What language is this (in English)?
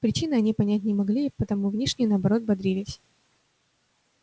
Russian